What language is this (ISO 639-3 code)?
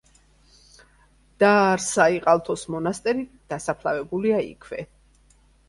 kat